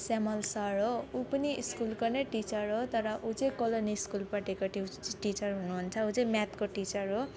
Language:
Nepali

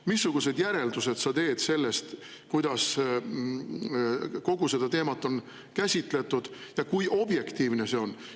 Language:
Estonian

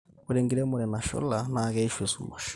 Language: Masai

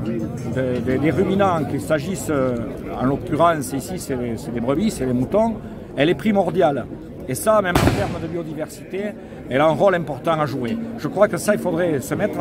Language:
French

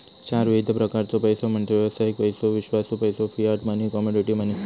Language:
Marathi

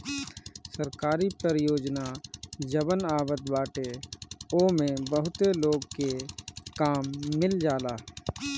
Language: Bhojpuri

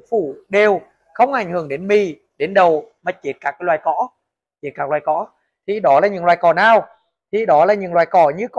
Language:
Vietnamese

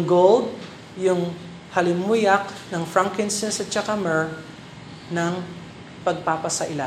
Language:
Filipino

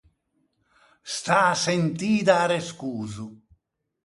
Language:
Ligurian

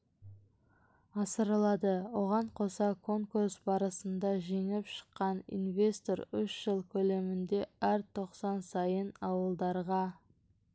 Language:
Kazakh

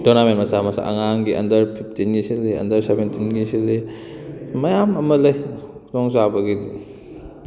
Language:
Manipuri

